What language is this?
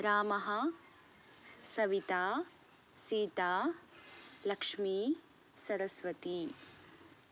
Sanskrit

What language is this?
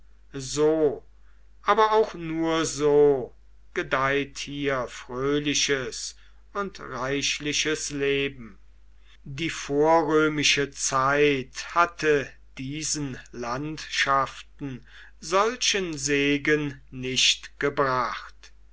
German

